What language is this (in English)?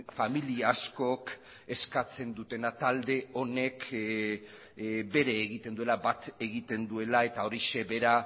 Basque